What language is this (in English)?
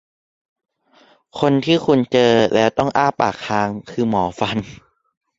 Thai